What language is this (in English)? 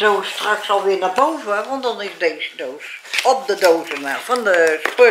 Dutch